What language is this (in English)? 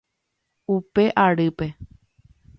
Guarani